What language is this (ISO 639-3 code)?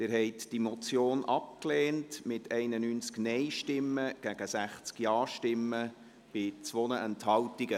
gsw